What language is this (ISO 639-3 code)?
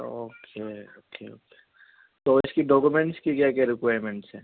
urd